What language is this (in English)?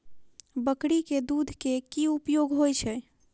Maithili